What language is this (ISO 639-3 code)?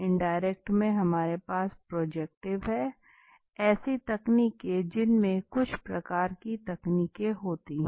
hin